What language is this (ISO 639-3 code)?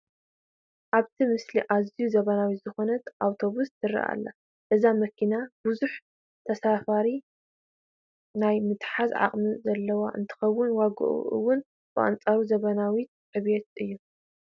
tir